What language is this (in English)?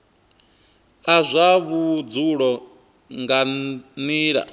Venda